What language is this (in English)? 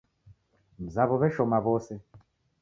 Taita